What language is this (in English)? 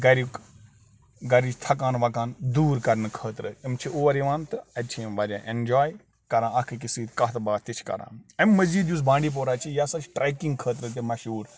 Kashmiri